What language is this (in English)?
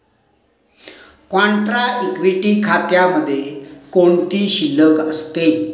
Marathi